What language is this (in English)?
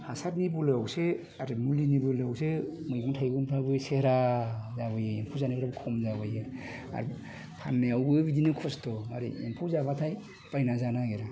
Bodo